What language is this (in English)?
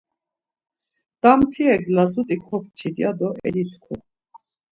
Laz